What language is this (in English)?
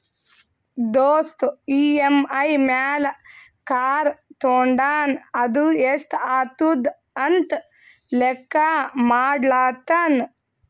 Kannada